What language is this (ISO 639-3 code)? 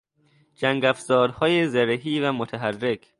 fas